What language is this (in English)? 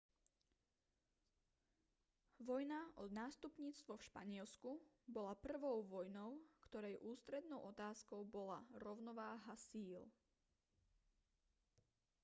Slovak